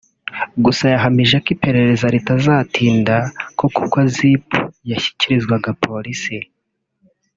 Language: Kinyarwanda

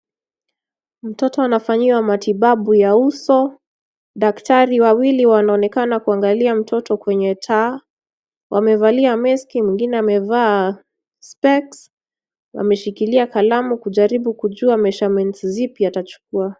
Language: Swahili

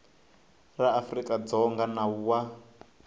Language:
Tsonga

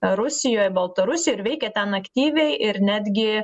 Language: Lithuanian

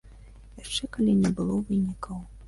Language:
Belarusian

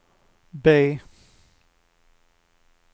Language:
Swedish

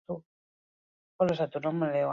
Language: Basque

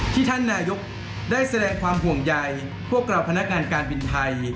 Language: Thai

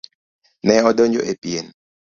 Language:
Luo (Kenya and Tanzania)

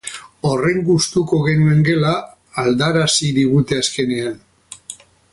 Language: Basque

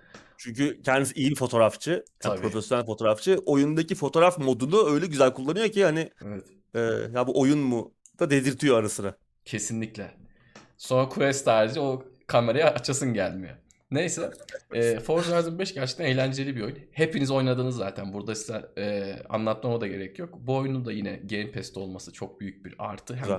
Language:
Turkish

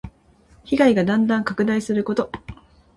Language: Japanese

